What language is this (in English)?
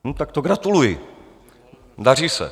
Czech